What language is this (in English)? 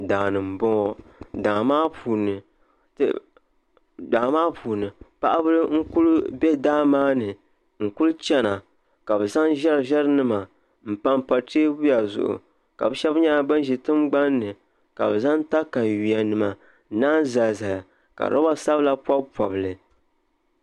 Dagbani